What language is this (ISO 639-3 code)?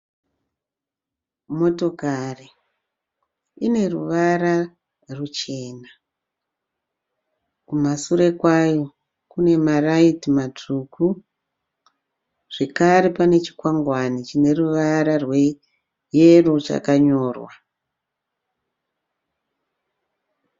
sna